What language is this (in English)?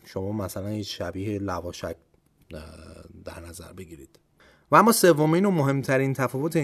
Persian